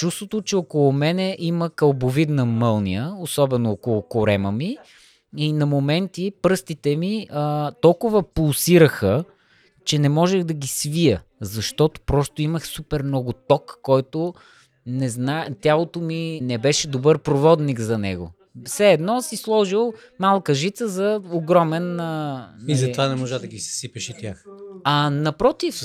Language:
Bulgarian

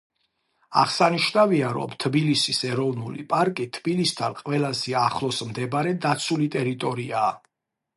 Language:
Georgian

